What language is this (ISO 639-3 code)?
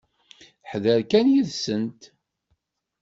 kab